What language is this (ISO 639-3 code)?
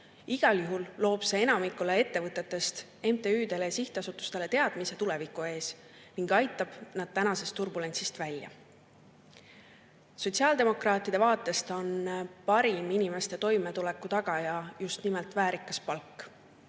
est